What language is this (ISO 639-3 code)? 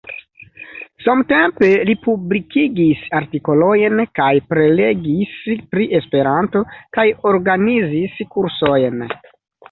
epo